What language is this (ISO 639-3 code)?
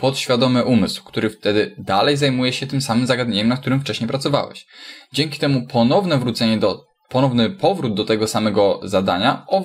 pol